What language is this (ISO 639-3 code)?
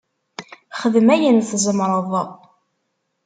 kab